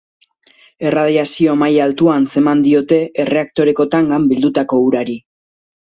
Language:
Basque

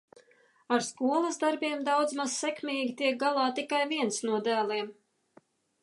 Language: Latvian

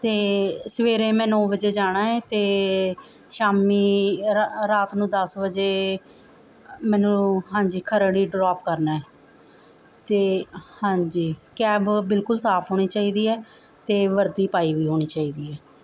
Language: Punjabi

